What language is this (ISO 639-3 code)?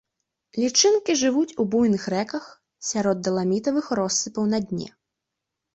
bel